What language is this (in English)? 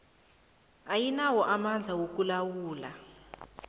South Ndebele